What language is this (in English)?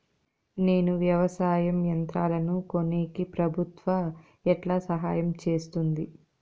Telugu